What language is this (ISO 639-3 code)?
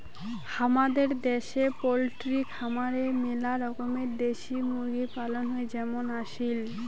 ben